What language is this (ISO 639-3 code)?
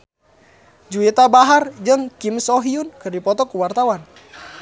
sun